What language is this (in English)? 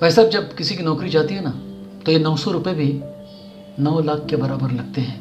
Hindi